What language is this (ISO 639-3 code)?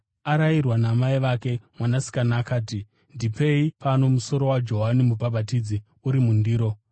sna